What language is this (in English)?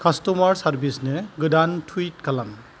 Bodo